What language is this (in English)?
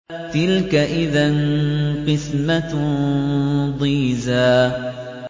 Arabic